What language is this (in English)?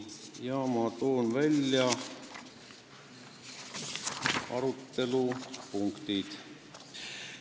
Estonian